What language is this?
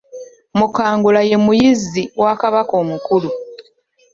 Ganda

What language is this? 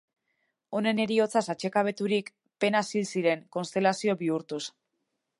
Basque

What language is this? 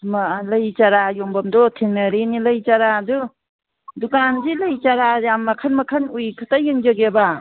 Manipuri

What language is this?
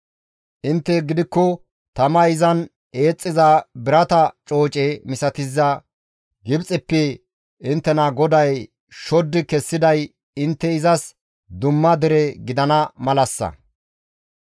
Gamo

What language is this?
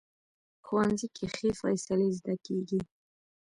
Pashto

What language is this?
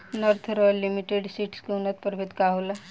Bhojpuri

